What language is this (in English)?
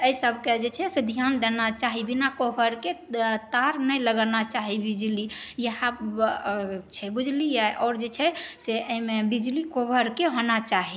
Maithili